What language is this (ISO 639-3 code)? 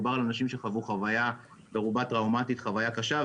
heb